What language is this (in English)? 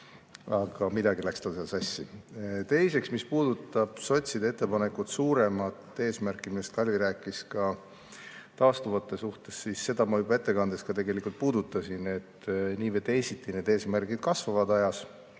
Estonian